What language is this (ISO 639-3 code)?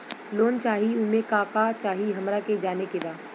bho